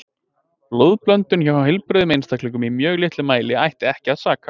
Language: Icelandic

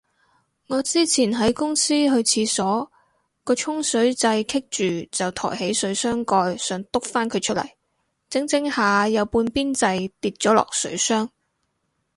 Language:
Cantonese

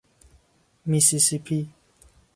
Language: Persian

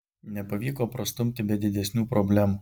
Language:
Lithuanian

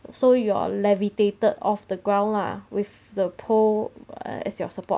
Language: English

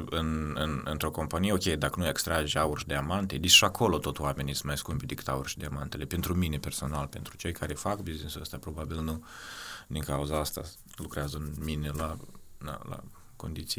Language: Romanian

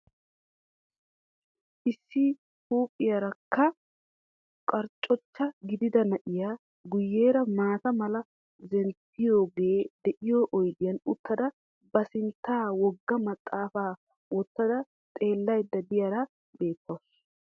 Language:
Wolaytta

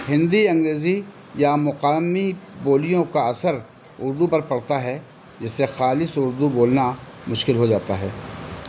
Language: Urdu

